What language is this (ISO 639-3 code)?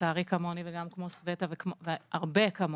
heb